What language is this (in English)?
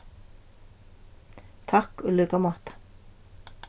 Faroese